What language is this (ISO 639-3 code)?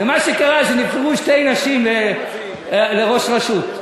heb